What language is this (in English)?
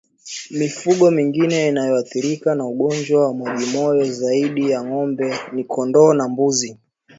Swahili